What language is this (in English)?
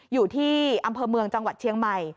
Thai